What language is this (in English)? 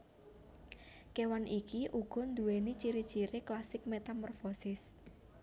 Javanese